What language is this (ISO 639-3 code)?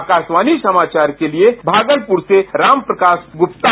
hin